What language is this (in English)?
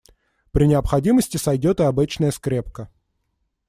Russian